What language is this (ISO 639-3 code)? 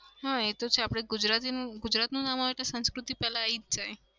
guj